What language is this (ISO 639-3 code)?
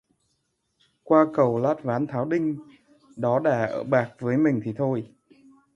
vie